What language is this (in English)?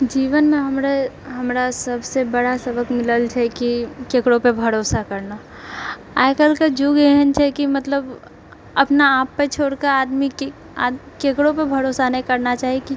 Maithili